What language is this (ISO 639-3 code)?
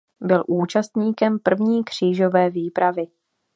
ces